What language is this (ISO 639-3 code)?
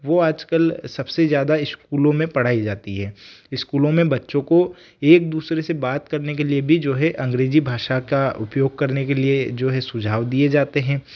hin